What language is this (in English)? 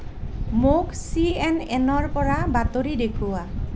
Assamese